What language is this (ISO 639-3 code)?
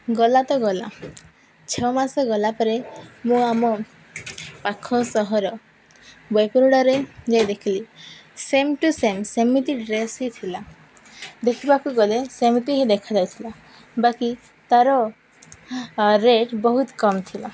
ori